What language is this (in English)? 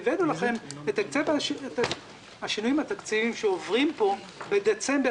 Hebrew